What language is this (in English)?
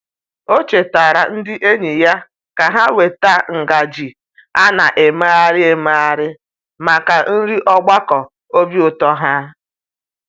Igbo